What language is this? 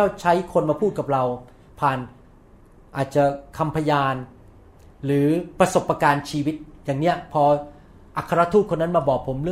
Thai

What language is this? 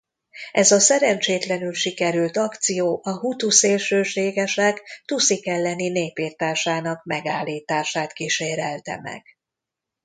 Hungarian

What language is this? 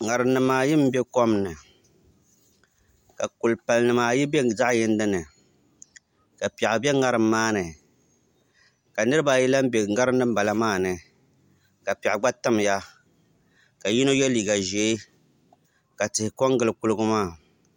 Dagbani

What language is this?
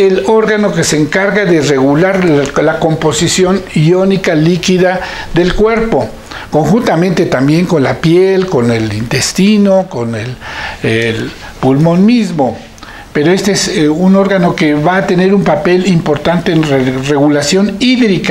Spanish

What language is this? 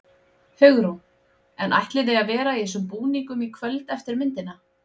Icelandic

